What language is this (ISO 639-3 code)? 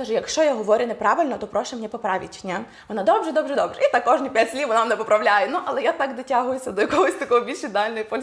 ukr